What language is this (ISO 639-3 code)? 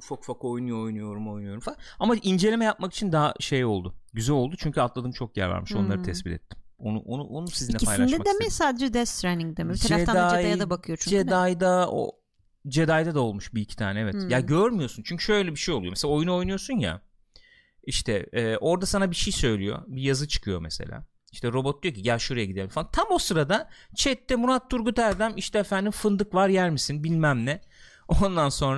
tur